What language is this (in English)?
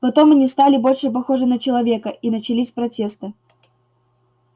Russian